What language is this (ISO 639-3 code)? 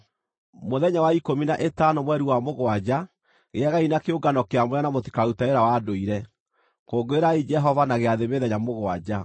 kik